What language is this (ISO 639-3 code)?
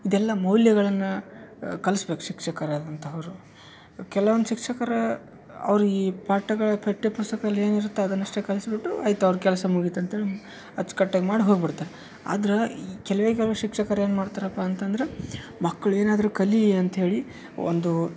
kan